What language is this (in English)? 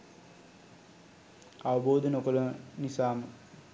Sinhala